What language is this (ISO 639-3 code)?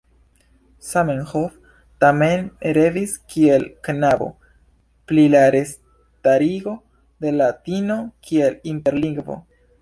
epo